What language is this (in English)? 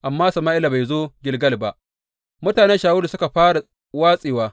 Hausa